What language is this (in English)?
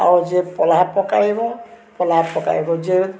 Odia